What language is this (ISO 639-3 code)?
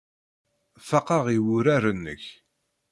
kab